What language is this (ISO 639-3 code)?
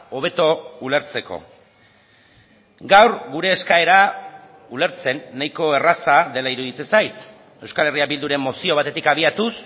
eus